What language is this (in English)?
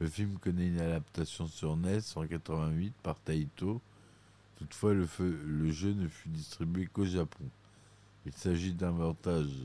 French